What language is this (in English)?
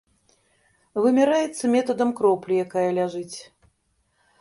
Belarusian